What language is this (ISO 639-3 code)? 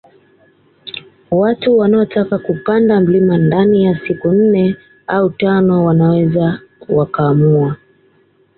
swa